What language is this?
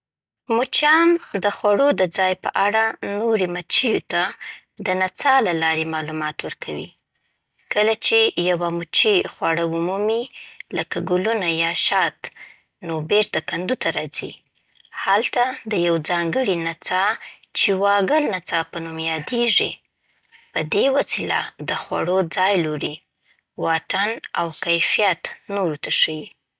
Southern Pashto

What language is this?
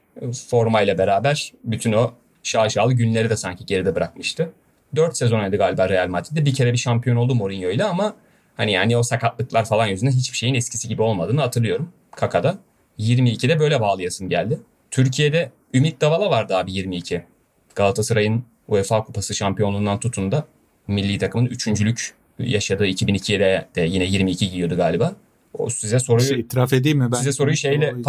Turkish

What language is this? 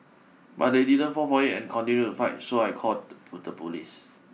English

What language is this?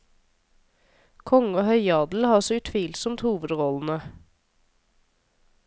Norwegian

